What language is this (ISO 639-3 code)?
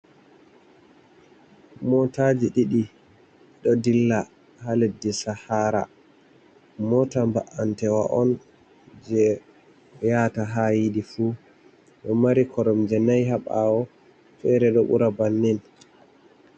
ful